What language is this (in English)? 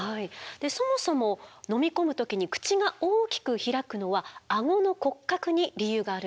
Japanese